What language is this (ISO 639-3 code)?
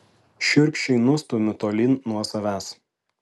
lit